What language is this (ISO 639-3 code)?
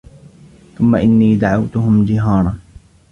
ara